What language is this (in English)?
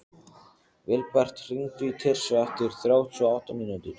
Icelandic